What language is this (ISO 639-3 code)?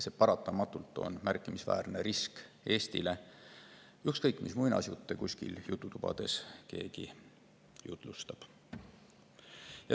est